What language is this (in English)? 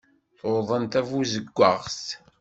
Kabyle